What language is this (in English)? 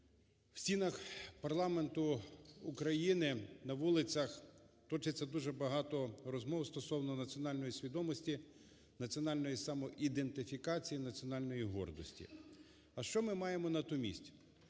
Ukrainian